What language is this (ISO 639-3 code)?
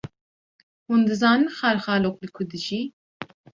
kur